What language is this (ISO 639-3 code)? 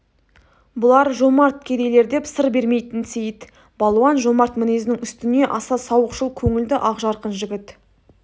kaz